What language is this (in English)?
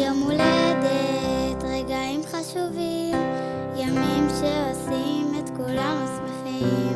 Hebrew